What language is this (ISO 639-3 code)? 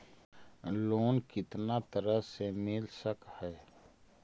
mag